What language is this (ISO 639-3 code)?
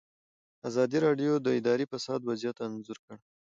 pus